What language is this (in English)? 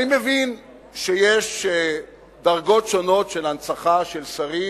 Hebrew